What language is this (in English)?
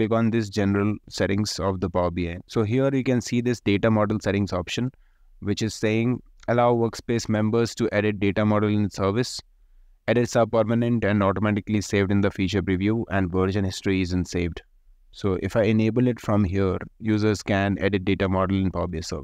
English